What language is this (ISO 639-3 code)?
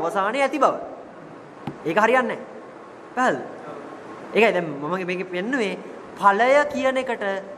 hin